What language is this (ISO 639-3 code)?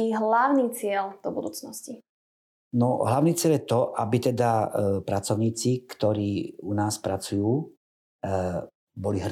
slk